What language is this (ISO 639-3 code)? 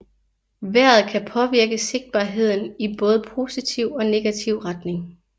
dan